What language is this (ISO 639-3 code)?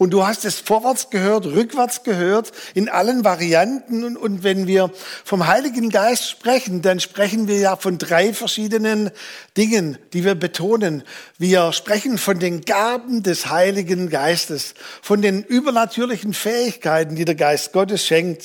deu